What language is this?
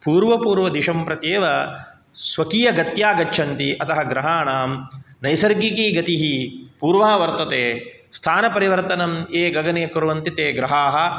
Sanskrit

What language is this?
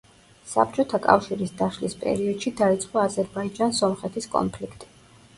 Georgian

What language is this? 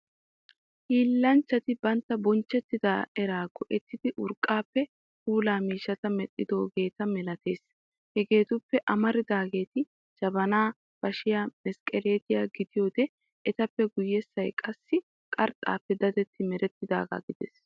Wolaytta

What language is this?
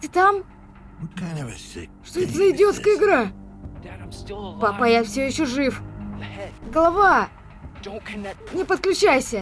Russian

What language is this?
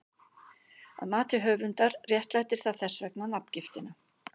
Icelandic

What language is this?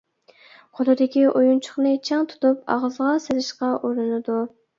Uyghur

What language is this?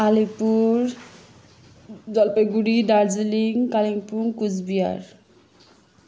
Nepali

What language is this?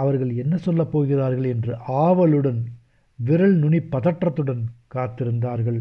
Tamil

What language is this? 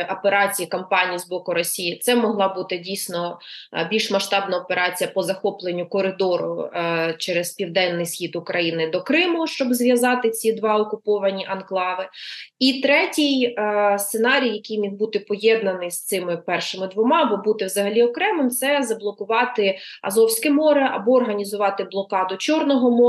Ukrainian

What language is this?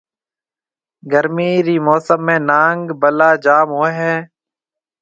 Marwari (Pakistan)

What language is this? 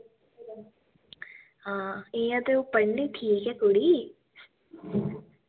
Dogri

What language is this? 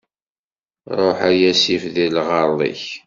Kabyle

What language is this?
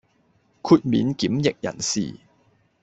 Cantonese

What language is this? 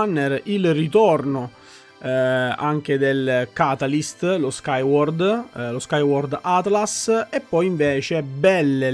Italian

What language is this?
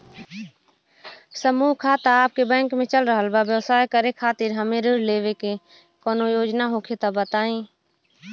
Bhojpuri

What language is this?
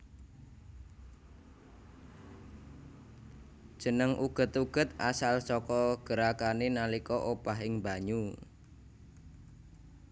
Javanese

